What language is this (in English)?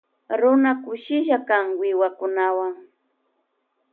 Loja Highland Quichua